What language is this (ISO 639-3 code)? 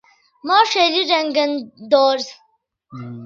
ydg